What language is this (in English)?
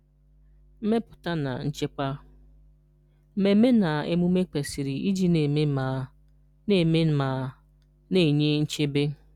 Igbo